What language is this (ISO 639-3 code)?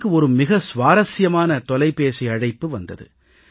tam